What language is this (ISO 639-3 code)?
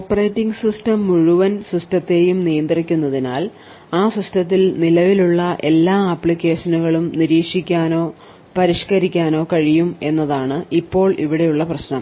mal